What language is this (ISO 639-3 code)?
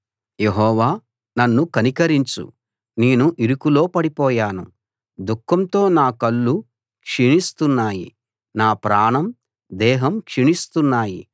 tel